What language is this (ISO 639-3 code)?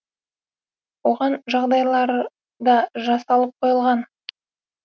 kaz